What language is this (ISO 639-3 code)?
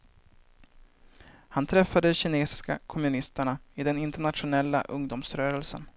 swe